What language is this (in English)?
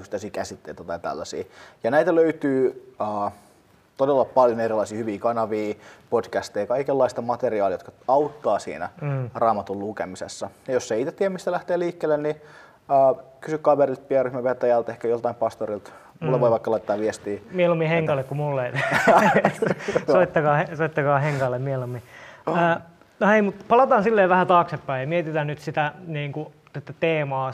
Finnish